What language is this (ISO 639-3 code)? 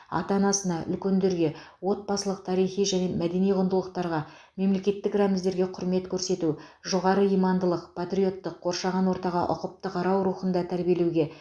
kaz